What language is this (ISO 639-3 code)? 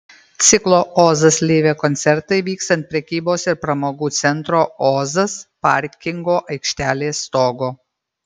lit